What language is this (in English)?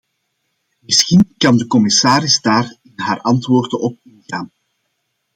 Dutch